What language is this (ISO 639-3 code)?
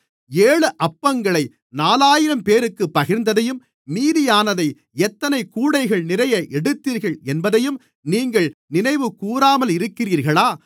tam